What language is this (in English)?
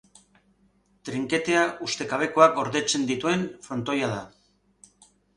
Basque